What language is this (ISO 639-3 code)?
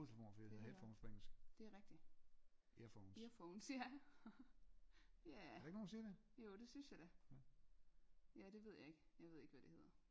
dan